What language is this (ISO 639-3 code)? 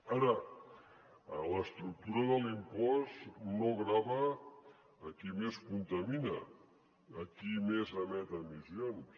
cat